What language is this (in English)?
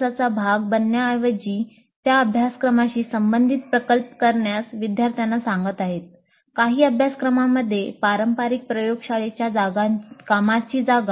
Marathi